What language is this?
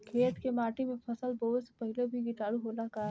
Bhojpuri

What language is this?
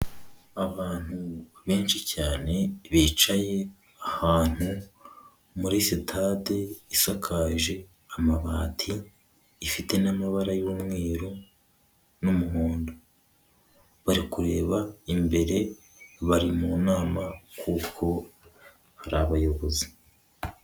Kinyarwanda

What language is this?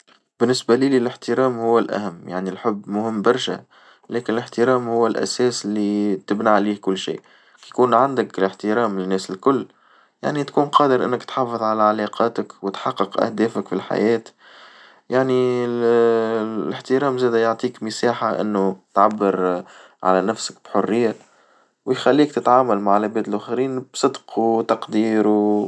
Tunisian Arabic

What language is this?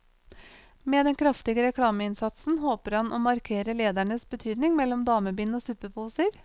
Norwegian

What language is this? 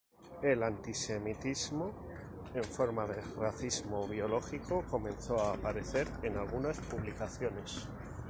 Spanish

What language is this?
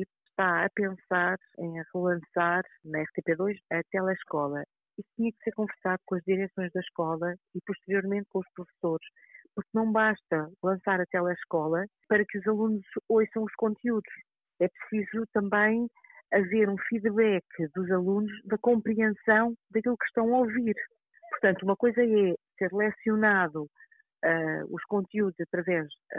Portuguese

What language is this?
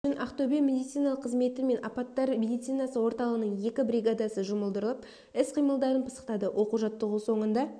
Kazakh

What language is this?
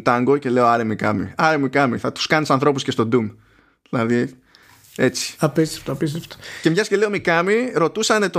Greek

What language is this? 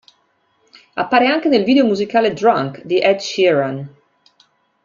Italian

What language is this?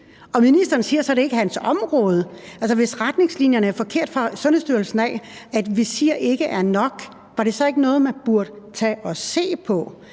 Danish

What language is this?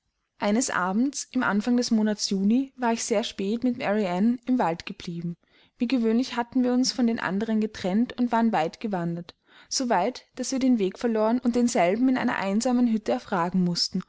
German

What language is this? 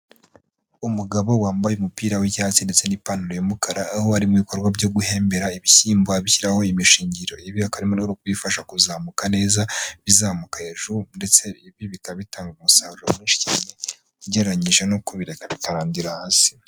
Kinyarwanda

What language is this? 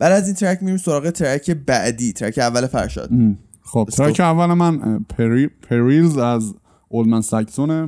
Persian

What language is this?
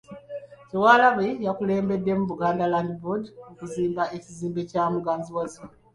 Ganda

